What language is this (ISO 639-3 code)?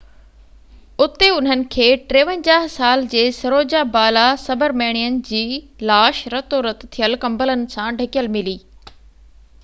snd